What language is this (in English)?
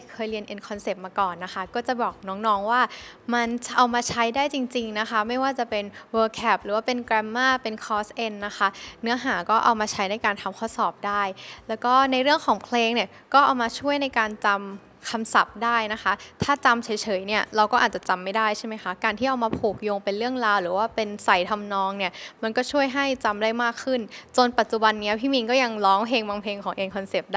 Thai